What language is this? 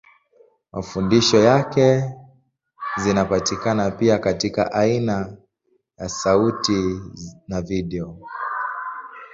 Swahili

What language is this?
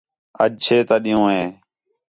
Khetrani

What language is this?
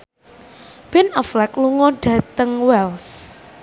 Javanese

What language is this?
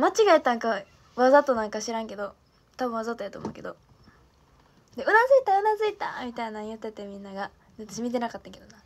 Japanese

